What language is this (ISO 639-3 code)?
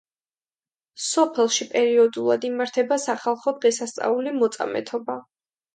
kat